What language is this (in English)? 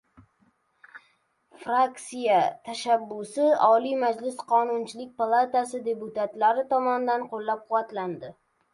Uzbek